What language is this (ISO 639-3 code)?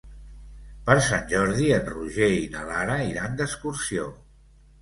cat